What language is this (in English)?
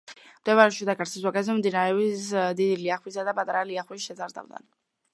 Georgian